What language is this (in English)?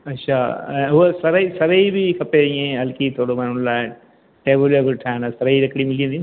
Sindhi